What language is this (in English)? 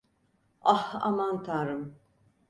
Turkish